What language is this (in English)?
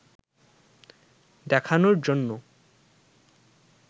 Bangla